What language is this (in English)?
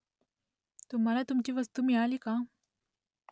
Marathi